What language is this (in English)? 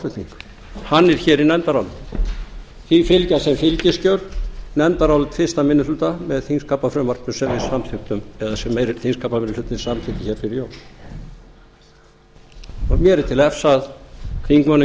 Icelandic